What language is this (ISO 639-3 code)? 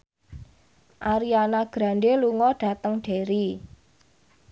jav